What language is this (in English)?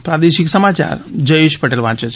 Gujarati